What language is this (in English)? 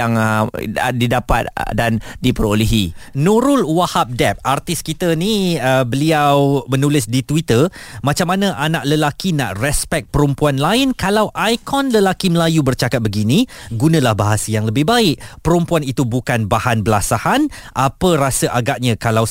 Malay